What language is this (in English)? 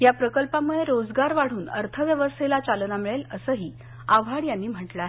Marathi